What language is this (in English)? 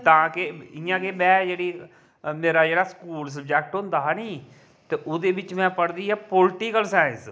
Dogri